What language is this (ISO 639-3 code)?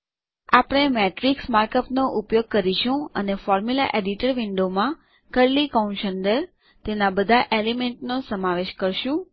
guj